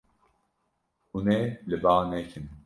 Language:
Kurdish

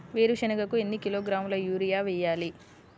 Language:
Telugu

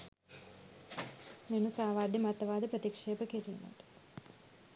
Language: Sinhala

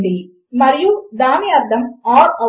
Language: Telugu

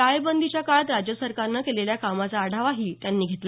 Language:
Marathi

